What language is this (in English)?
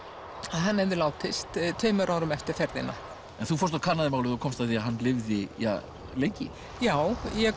Icelandic